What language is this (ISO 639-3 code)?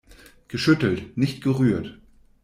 deu